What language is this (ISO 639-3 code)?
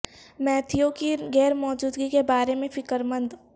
urd